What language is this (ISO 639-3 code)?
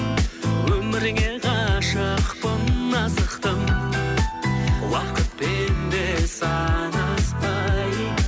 kaz